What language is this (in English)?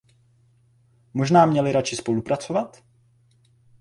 Czech